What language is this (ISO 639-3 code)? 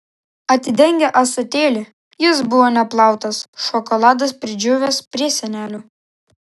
lit